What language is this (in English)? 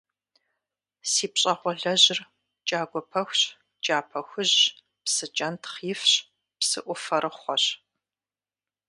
Kabardian